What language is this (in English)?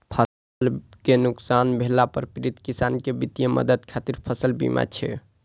Maithili